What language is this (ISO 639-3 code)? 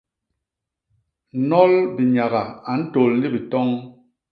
bas